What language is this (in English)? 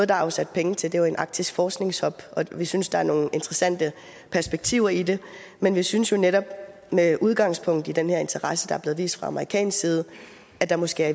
Danish